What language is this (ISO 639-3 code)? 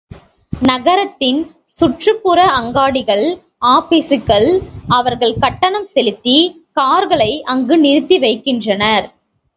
tam